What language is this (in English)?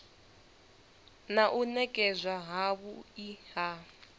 Venda